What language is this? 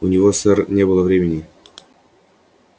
Russian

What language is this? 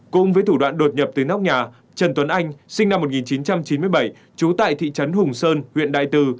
Vietnamese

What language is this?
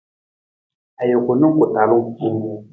Nawdm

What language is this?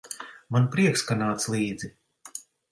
Latvian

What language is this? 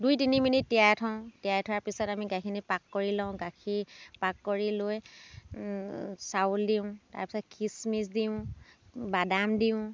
Assamese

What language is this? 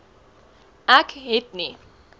Afrikaans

